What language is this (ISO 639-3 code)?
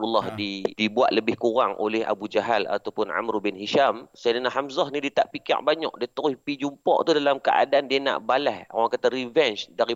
msa